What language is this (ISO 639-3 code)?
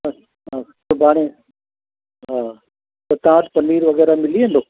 snd